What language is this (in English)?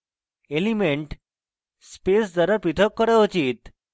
Bangla